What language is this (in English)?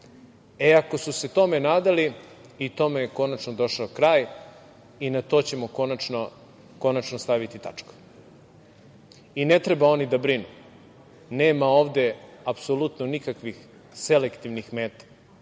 Serbian